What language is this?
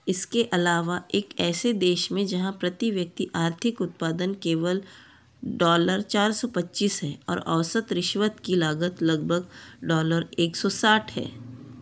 Hindi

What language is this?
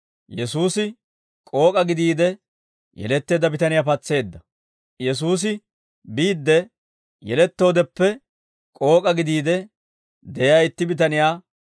Dawro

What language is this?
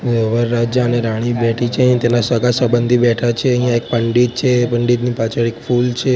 Gujarati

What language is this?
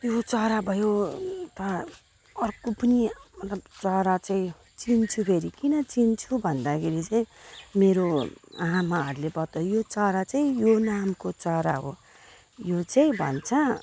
Nepali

